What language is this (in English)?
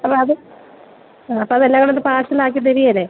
Malayalam